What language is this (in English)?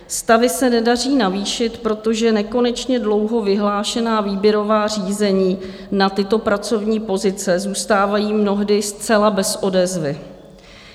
Czech